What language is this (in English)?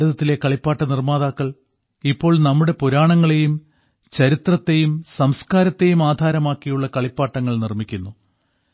Malayalam